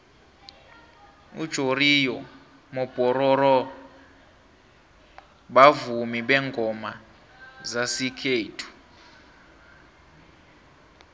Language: South Ndebele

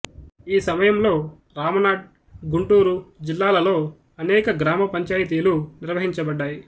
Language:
Telugu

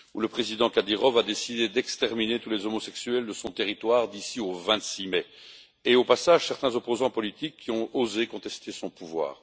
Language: French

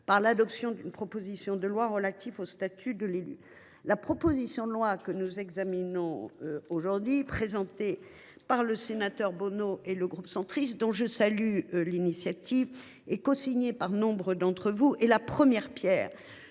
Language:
French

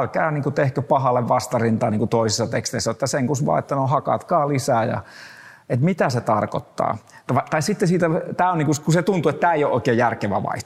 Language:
Finnish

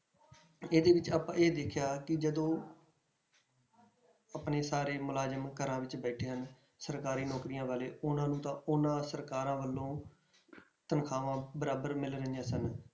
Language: Punjabi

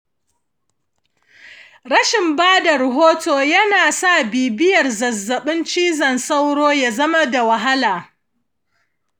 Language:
Hausa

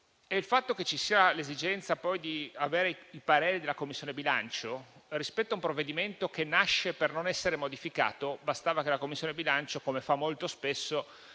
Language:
Italian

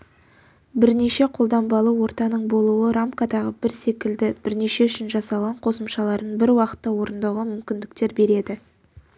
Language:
Kazakh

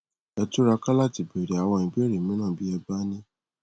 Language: Yoruba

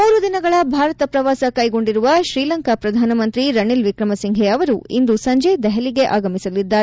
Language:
Kannada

